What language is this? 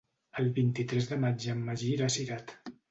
Catalan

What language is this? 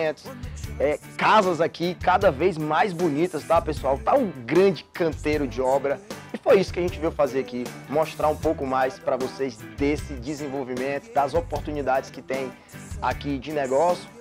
Portuguese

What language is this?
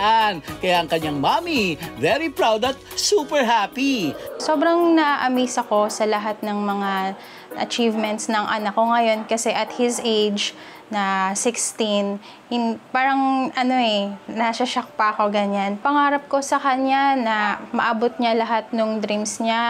Filipino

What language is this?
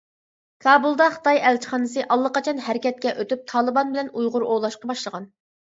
Uyghur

